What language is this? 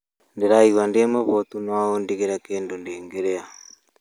Kikuyu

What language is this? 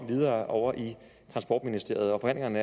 Danish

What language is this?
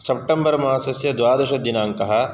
Sanskrit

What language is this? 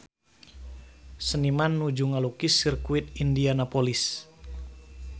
Sundanese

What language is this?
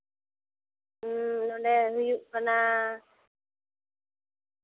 Santali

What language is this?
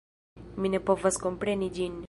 Esperanto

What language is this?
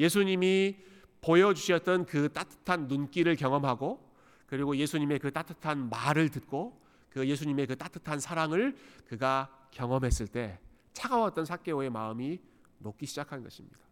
Korean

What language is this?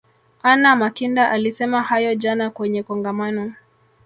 Swahili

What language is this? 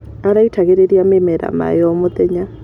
Kikuyu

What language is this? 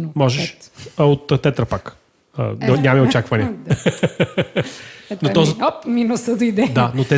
Bulgarian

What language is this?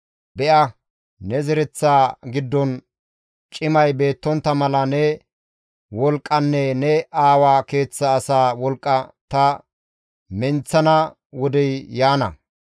Gamo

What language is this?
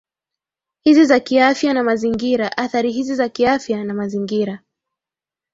Swahili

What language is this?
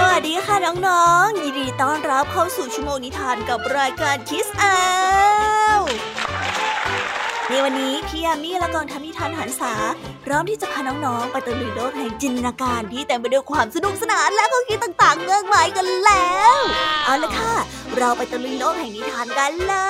Thai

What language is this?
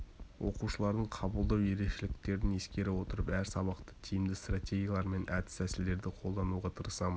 Kazakh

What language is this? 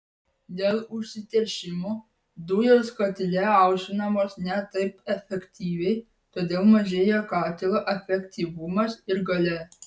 Lithuanian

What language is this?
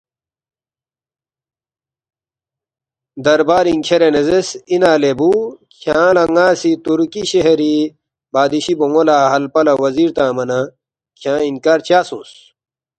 Balti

